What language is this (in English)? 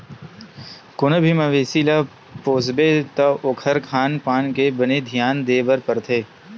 Chhattisgarhi